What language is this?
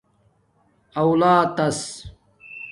Domaaki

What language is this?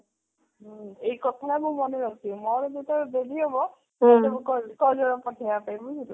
Odia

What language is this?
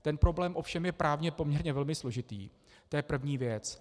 Czech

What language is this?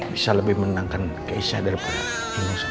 Indonesian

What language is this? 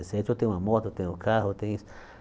Portuguese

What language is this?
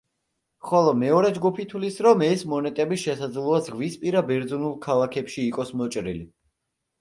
Georgian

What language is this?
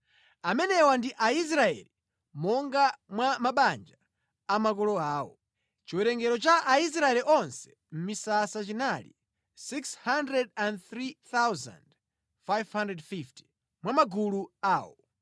Nyanja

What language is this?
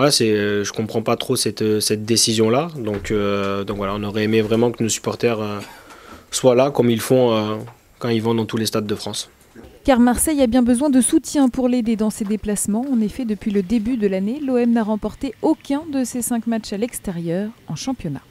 French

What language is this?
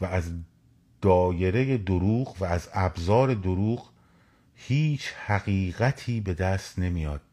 Persian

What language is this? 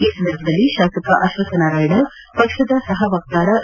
Kannada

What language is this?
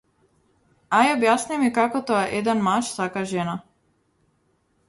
Macedonian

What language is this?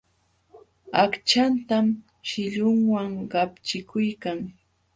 Jauja Wanca Quechua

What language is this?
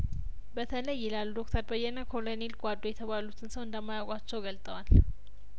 Amharic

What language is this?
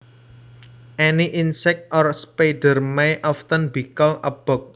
Javanese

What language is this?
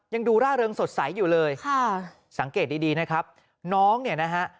Thai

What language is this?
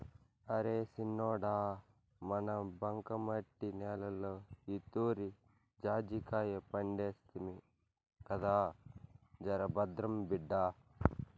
Telugu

